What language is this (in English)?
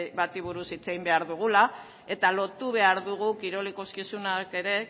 Basque